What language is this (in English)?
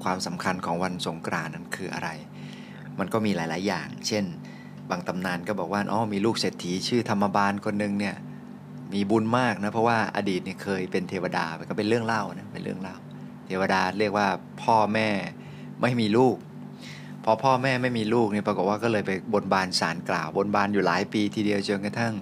Thai